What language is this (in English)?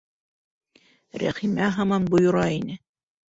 Bashkir